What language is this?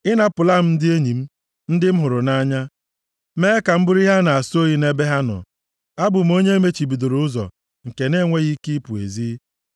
Igbo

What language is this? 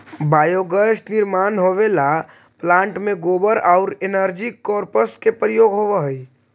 Magahi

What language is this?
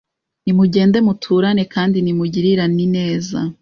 Kinyarwanda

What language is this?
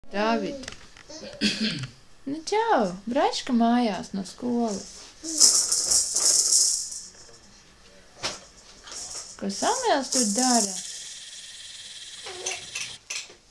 Dutch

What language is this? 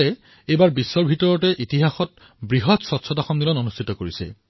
Assamese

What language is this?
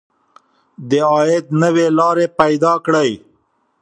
Pashto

